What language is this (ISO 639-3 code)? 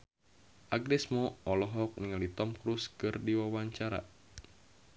sun